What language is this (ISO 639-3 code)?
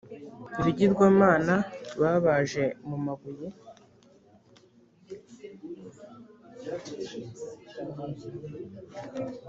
kin